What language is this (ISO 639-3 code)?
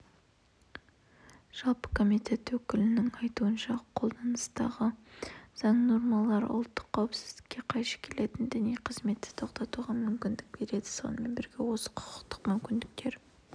kaz